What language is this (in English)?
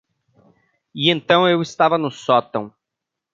Portuguese